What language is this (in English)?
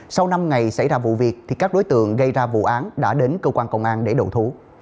Vietnamese